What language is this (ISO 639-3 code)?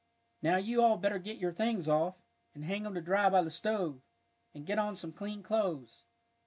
eng